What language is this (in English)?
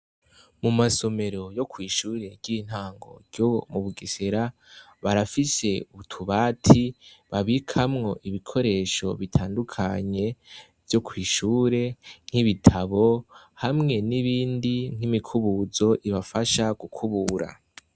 Rundi